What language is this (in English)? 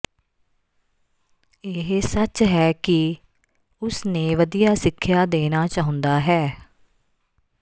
Punjabi